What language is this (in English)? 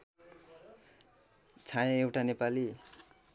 Nepali